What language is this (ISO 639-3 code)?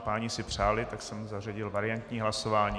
ces